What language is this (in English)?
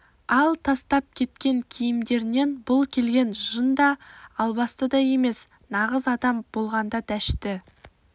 Kazakh